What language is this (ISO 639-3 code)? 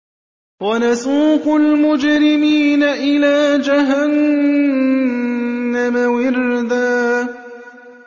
ara